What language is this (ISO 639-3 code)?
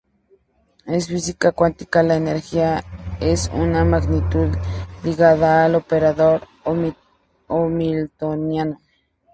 spa